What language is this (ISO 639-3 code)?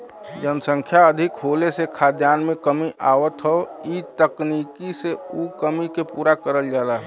bho